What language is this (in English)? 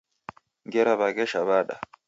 Taita